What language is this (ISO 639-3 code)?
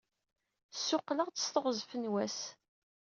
kab